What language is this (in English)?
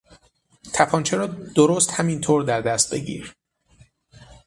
Persian